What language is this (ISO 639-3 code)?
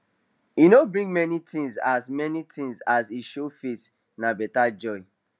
pcm